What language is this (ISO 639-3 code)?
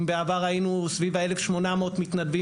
heb